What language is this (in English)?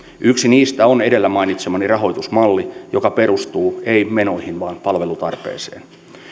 Finnish